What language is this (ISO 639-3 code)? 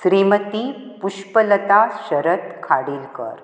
kok